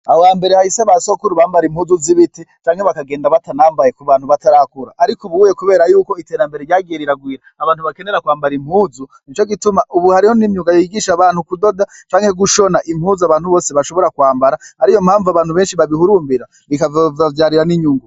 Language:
Rundi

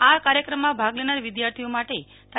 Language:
Gujarati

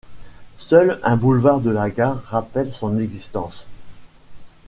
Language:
French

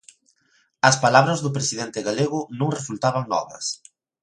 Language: Galician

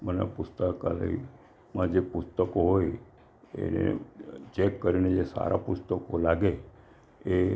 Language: Gujarati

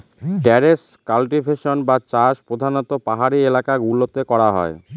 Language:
Bangla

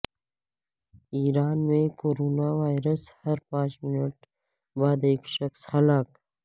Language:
Urdu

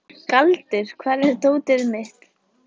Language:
Icelandic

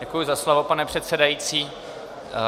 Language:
Czech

